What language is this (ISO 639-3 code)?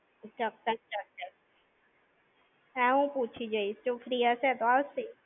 guj